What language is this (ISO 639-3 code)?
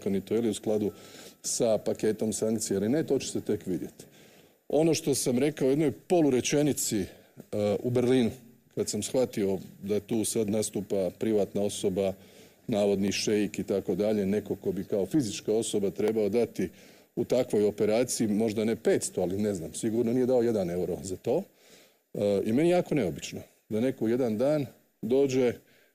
hrv